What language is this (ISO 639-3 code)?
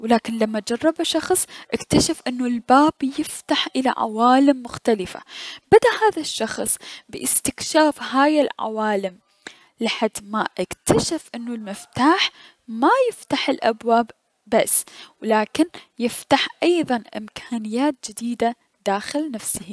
acm